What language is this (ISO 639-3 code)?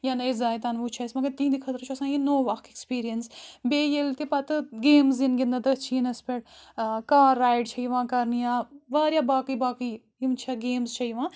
kas